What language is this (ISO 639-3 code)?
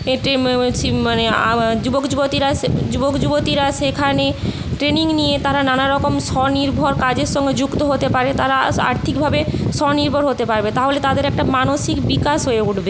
ben